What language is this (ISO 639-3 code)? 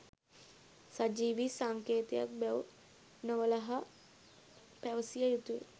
sin